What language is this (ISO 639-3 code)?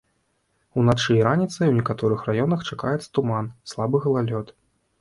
bel